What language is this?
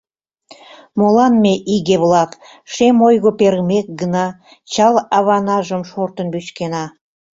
Mari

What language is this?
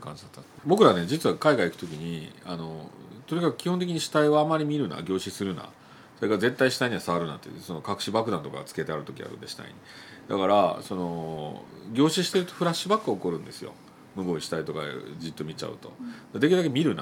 Japanese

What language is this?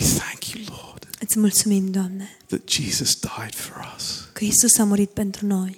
Romanian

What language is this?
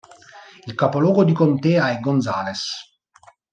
Italian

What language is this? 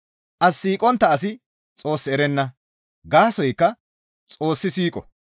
Gamo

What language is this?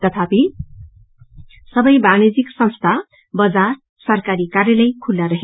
Nepali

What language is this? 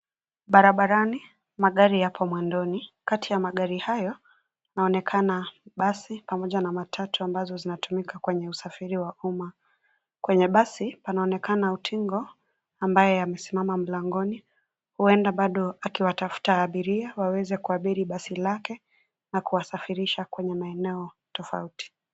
Swahili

